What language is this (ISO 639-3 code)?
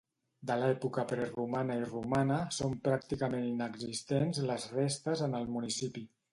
cat